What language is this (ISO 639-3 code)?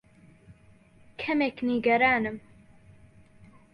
ckb